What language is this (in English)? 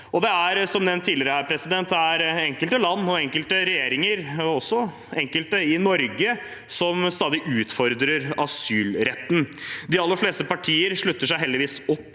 Norwegian